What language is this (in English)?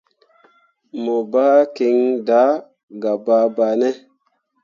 Mundang